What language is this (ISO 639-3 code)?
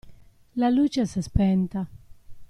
ita